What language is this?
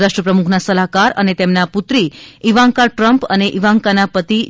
Gujarati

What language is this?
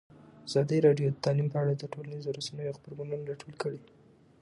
Pashto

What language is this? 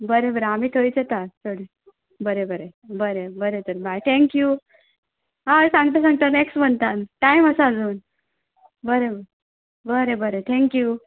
Konkani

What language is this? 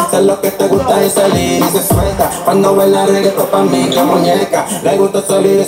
Thai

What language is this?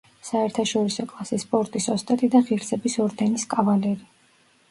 Georgian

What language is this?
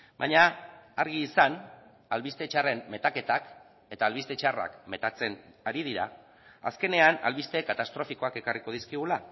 Basque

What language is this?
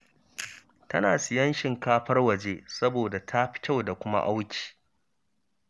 Hausa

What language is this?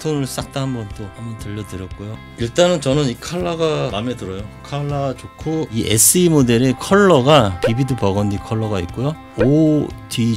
Korean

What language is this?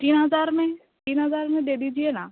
Urdu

